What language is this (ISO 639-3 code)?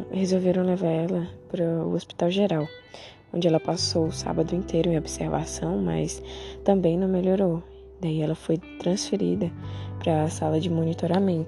por